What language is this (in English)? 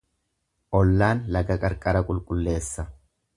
Oromo